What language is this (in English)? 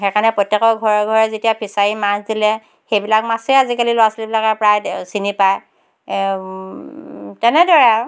Assamese